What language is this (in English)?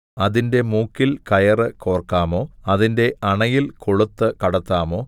Malayalam